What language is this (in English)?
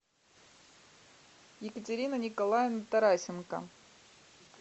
Russian